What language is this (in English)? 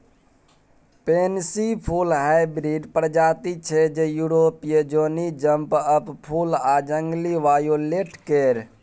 Maithili